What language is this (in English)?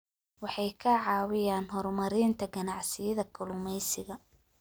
Somali